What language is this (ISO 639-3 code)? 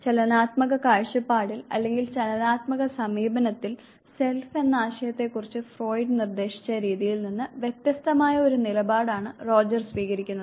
mal